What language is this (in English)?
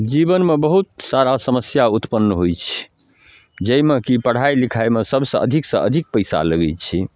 Maithili